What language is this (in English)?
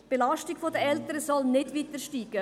Swiss German